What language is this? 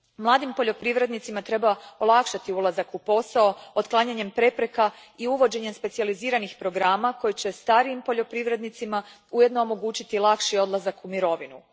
Croatian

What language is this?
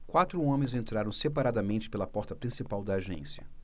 Portuguese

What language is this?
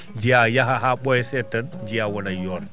Fula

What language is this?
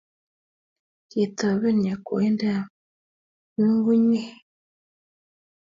Kalenjin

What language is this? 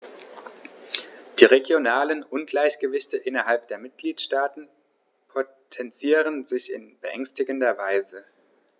German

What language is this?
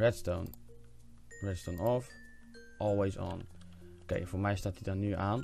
Dutch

